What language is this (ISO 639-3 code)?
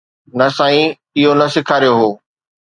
snd